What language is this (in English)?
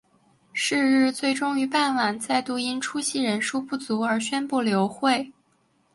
Chinese